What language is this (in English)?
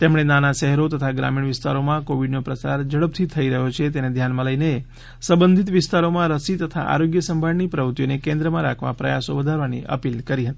Gujarati